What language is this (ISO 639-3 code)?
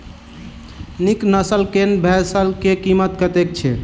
mai